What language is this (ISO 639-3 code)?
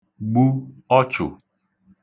ibo